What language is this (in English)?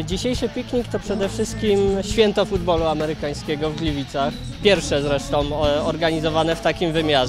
Polish